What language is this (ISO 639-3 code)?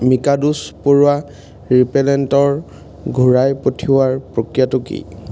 asm